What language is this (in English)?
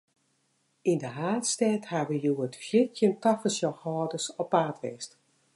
Western Frisian